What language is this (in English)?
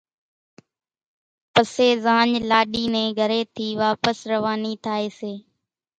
Kachi Koli